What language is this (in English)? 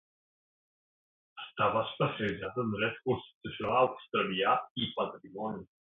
Catalan